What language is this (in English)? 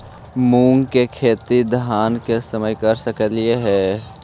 Magahi